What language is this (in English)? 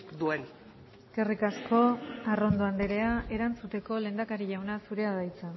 Basque